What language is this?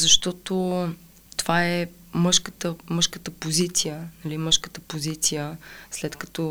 Bulgarian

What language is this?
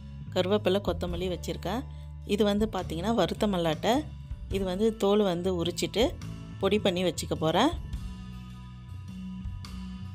Arabic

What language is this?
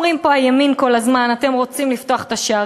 Hebrew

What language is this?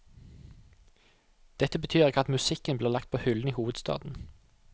Norwegian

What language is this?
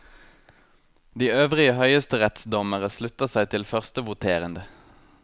Norwegian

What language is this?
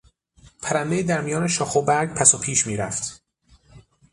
Persian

